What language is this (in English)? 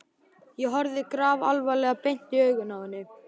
Icelandic